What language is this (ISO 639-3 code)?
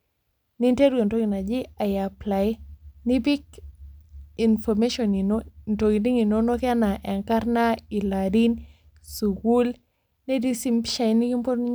mas